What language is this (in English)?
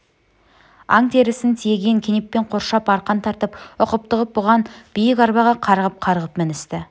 Kazakh